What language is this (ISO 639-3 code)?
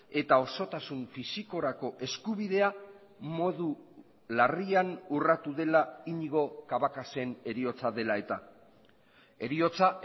eus